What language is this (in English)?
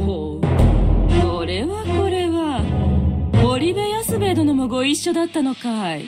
Japanese